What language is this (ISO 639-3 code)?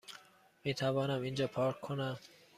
fas